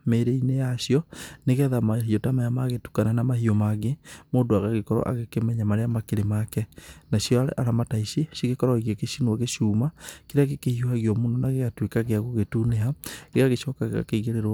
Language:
Kikuyu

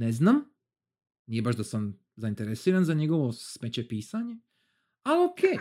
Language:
Croatian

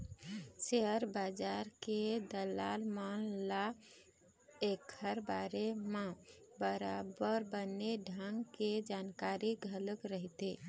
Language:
Chhattisgarhi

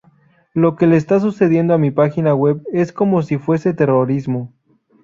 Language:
Spanish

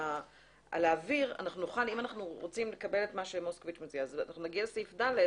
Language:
Hebrew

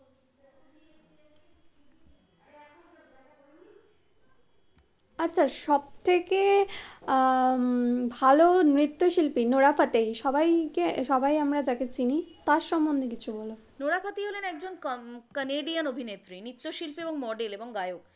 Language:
Bangla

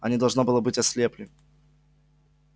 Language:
Russian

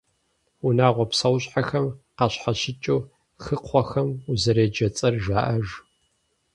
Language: Kabardian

